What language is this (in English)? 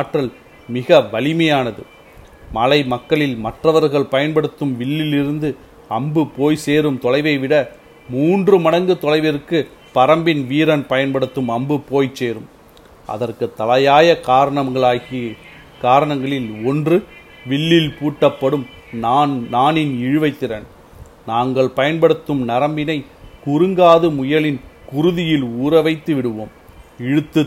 Tamil